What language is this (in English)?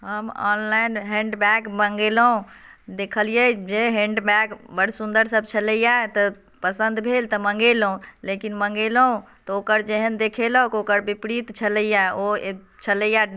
Maithili